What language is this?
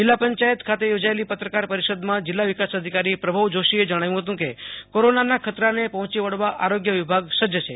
Gujarati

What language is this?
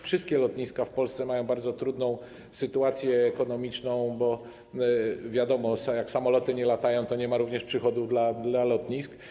Polish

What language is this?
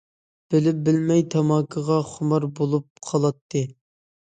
Uyghur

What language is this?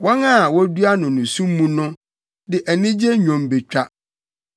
Akan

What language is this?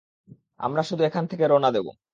Bangla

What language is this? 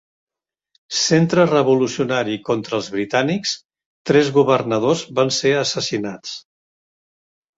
Catalan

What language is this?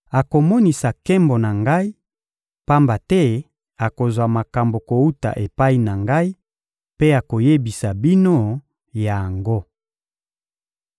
Lingala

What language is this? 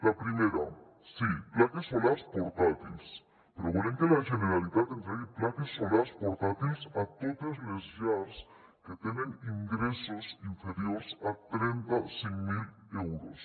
Catalan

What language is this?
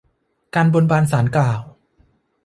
Thai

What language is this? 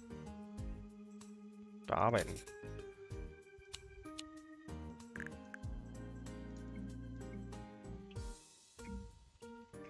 German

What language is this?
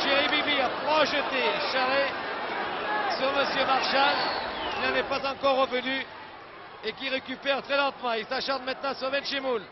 French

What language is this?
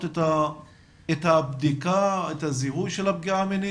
Hebrew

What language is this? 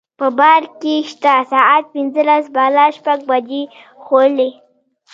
Pashto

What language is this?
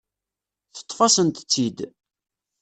Kabyle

